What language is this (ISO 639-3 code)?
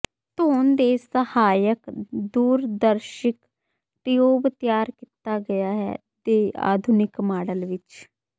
pan